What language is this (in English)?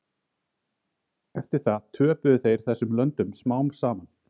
Icelandic